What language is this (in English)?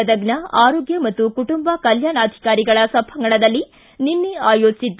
Kannada